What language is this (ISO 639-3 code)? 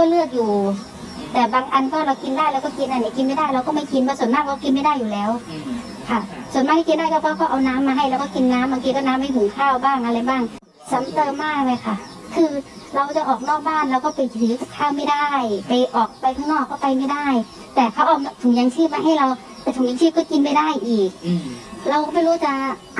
tha